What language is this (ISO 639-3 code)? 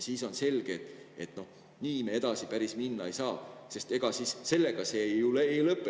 est